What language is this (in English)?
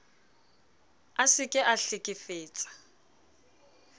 Southern Sotho